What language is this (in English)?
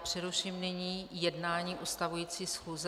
Czech